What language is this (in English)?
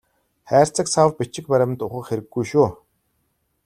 Mongolian